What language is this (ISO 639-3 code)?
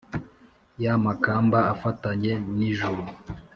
kin